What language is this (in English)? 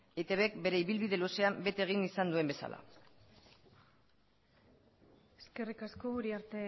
Basque